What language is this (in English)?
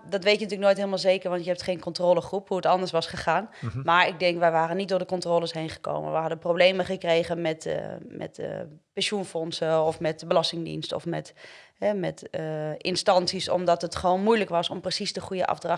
Dutch